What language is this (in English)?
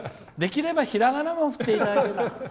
Japanese